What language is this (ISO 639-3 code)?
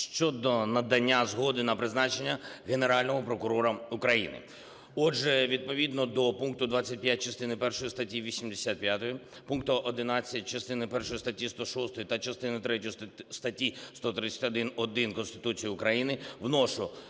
ukr